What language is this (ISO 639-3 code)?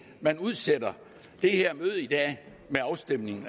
dan